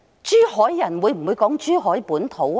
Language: Cantonese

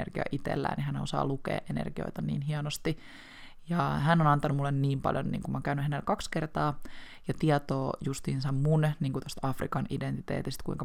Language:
Finnish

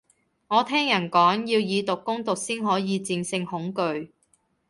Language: Cantonese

